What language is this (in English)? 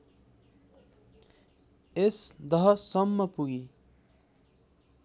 Nepali